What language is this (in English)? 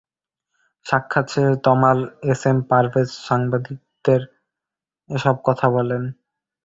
Bangla